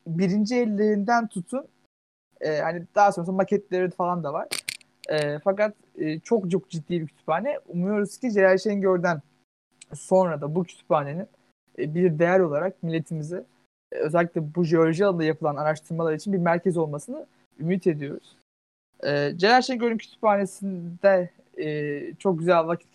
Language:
Turkish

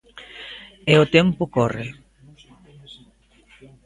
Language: Galician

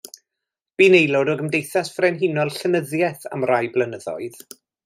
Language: Welsh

